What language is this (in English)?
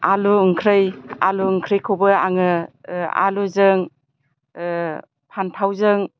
Bodo